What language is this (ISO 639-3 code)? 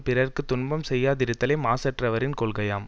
tam